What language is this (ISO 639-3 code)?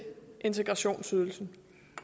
dan